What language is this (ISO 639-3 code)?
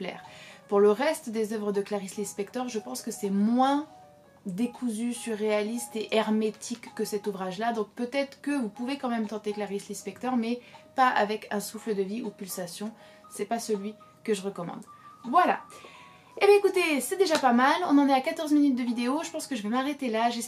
fra